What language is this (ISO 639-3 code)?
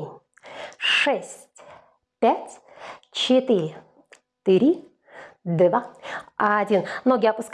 rus